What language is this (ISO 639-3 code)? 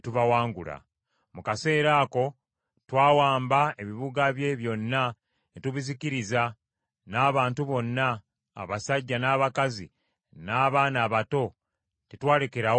lug